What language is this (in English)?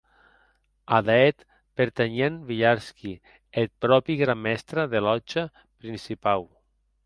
Occitan